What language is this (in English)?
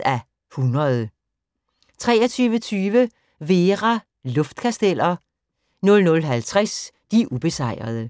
Danish